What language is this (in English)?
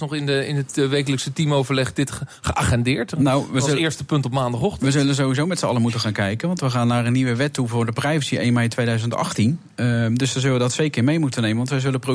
Dutch